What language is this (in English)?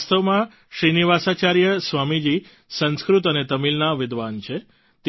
Gujarati